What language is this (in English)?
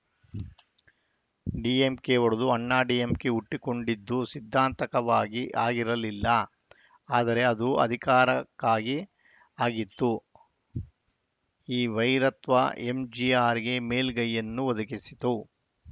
Kannada